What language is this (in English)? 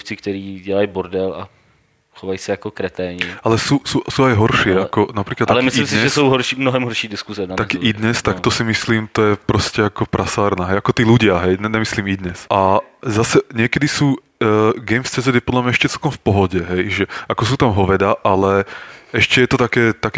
Czech